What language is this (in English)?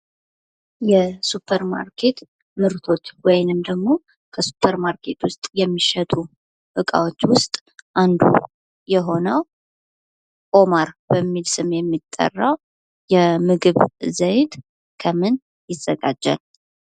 Amharic